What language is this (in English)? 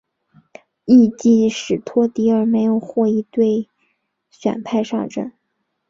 Chinese